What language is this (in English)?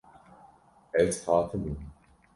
Kurdish